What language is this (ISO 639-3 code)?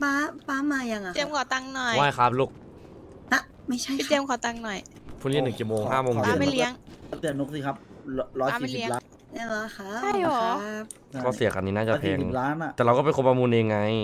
tha